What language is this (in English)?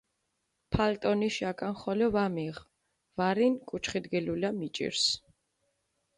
Mingrelian